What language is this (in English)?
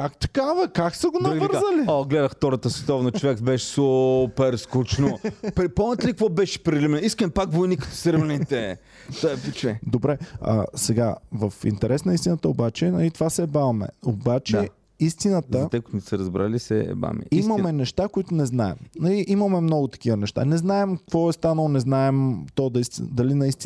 Bulgarian